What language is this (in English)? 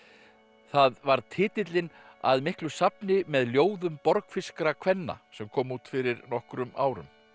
Icelandic